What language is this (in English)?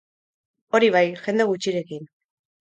Basque